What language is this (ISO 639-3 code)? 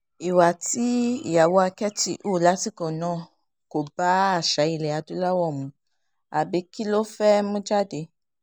yor